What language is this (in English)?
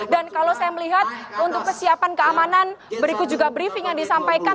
Indonesian